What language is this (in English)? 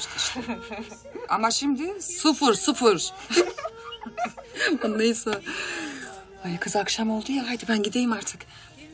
Turkish